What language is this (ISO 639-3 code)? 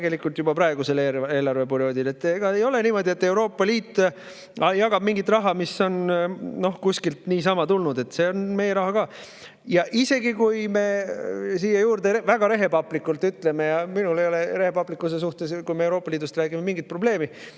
est